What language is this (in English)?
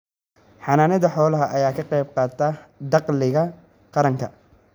Somali